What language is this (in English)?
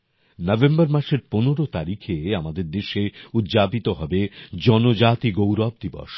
Bangla